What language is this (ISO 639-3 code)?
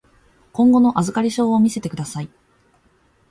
jpn